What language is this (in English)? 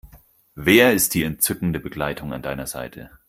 German